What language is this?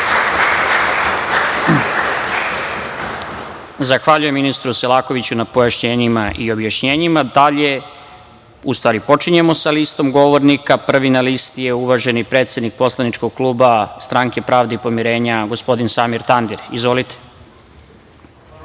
Serbian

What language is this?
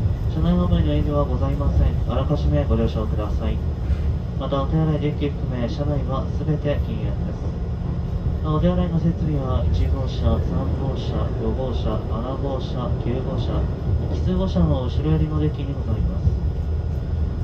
Japanese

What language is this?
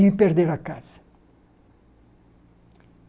Portuguese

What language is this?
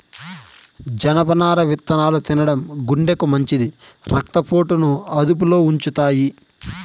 Telugu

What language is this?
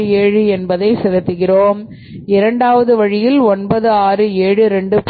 Tamil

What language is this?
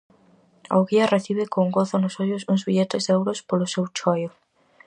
Galician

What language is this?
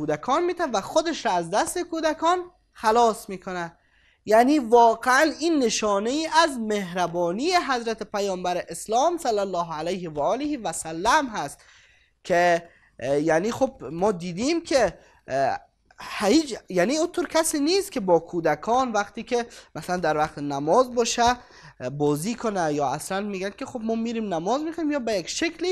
Persian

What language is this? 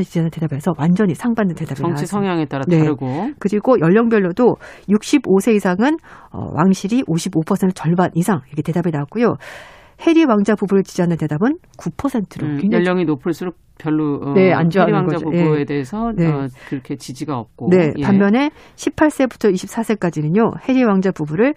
Korean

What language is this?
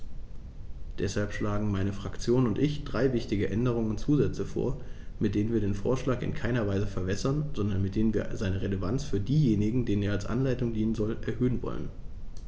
German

